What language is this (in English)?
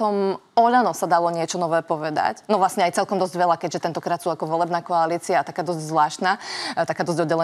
Slovak